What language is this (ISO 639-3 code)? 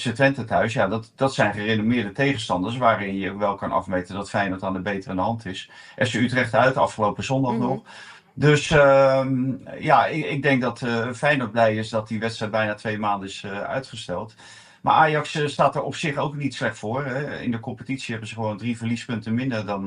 nld